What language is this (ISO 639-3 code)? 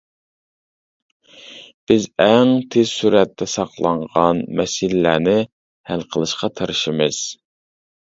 uig